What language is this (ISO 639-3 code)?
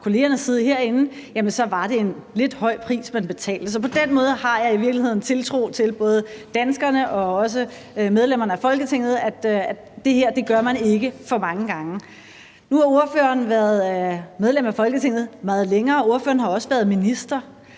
dan